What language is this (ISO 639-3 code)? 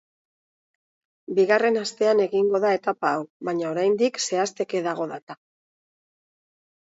eus